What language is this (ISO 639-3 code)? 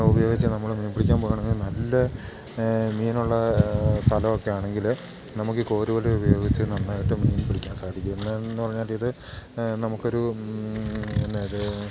mal